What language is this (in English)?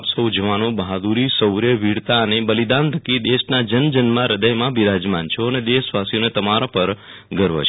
Gujarati